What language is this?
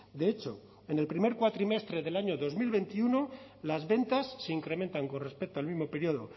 Spanish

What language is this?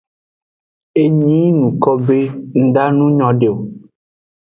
Aja (Benin)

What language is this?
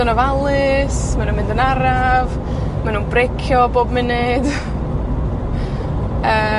Welsh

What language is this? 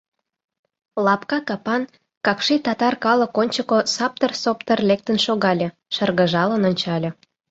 Mari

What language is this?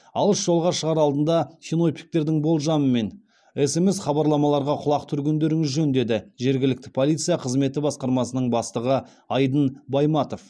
Kazakh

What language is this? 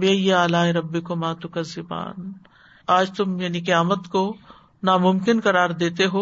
Urdu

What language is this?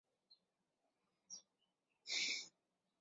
Chinese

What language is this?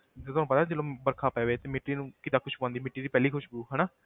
Punjabi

